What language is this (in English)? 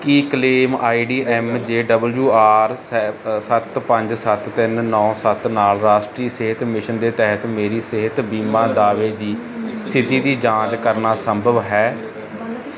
Punjabi